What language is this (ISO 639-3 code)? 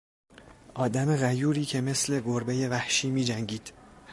fas